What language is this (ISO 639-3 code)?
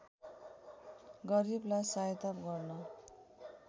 nep